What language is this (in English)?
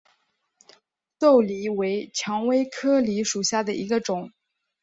Chinese